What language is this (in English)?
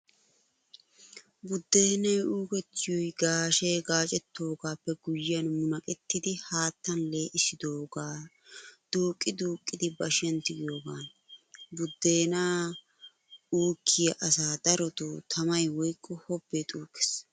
Wolaytta